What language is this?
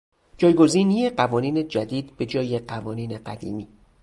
Persian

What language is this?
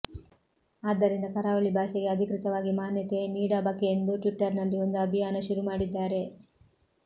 Kannada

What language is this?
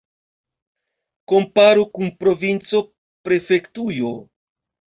Esperanto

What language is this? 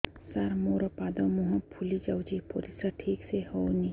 Odia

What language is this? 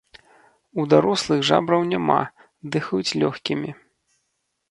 Belarusian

